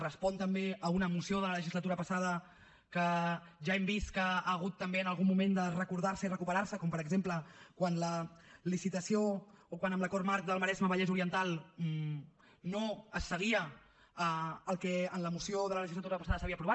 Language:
Catalan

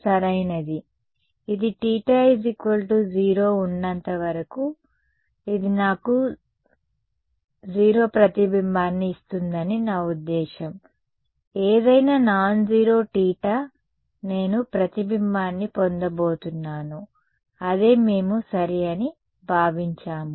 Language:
Telugu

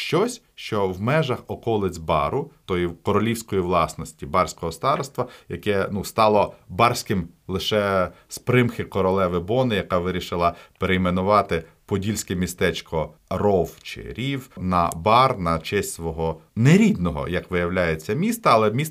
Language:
Ukrainian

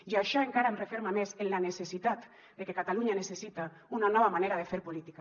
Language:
Catalan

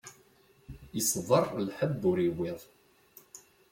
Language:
Kabyle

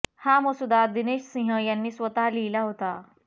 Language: Marathi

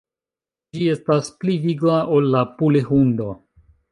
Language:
Esperanto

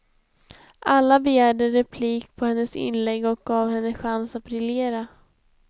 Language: Swedish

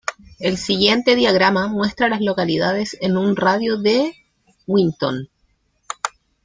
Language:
Spanish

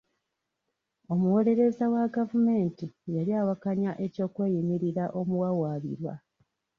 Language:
Ganda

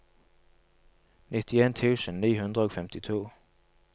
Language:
Norwegian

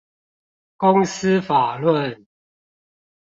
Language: Chinese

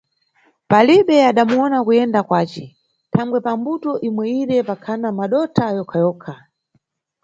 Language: Nyungwe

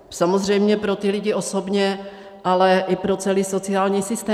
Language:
Czech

